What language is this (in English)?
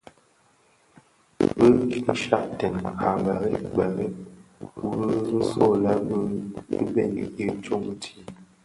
Bafia